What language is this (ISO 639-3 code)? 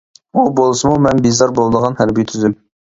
uig